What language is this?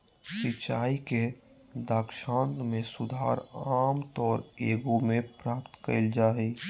Magahi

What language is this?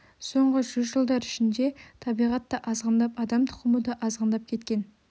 Kazakh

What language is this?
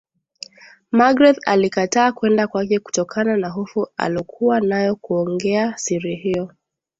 Swahili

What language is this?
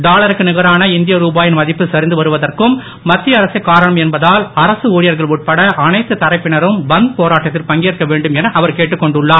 Tamil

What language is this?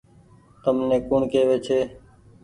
Goaria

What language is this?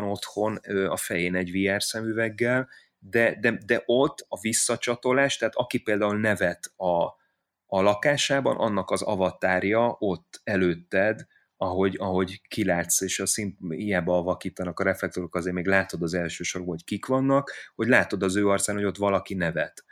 Hungarian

